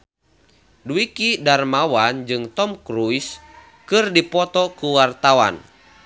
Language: Sundanese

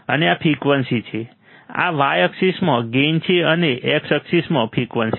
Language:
Gujarati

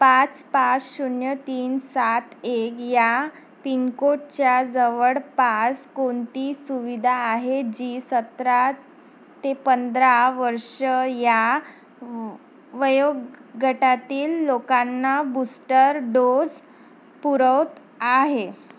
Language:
Marathi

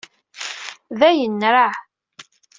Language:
Kabyle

